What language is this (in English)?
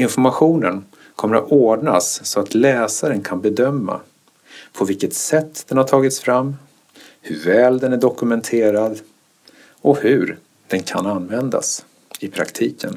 Swedish